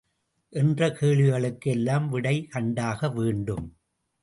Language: Tamil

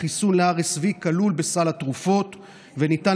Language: Hebrew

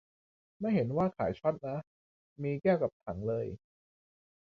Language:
Thai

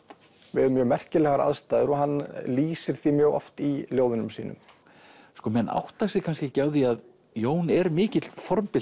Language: Icelandic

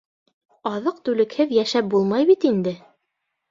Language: Bashkir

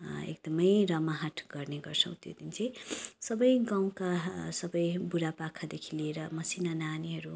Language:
Nepali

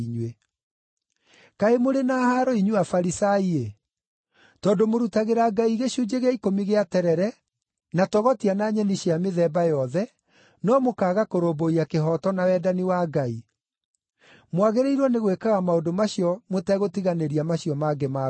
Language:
Kikuyu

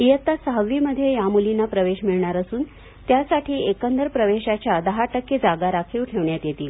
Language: Marathi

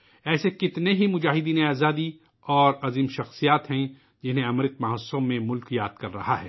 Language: Urdu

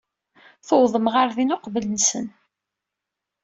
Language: Kabyle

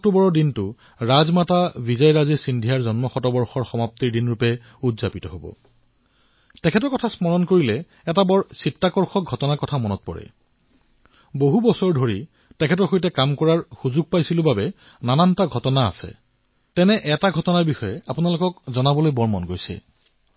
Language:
Assamese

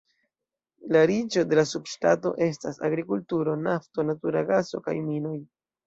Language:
Esperanto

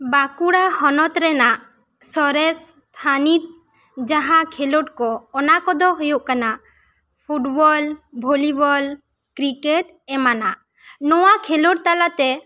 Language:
Santali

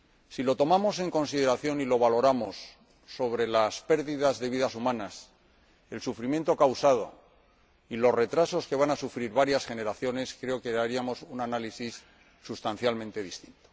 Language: Spanish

